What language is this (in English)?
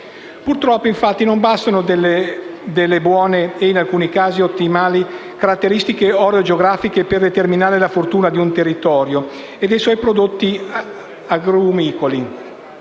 Italian